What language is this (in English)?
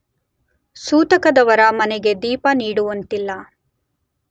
Kannada